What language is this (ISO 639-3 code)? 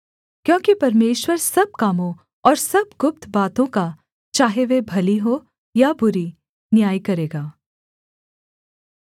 hin